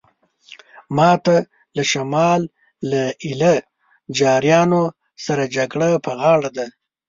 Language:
Pashto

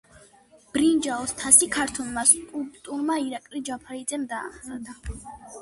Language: Georgian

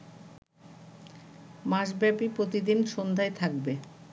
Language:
Bangla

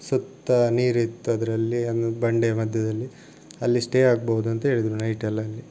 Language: Kannada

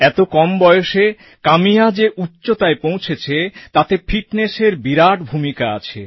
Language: Bangla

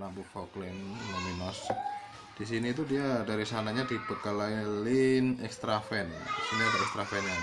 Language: Indonesian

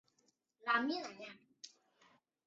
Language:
Chinese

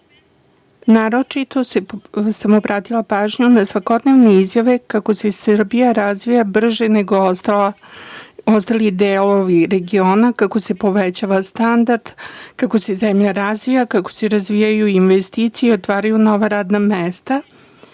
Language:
Serbian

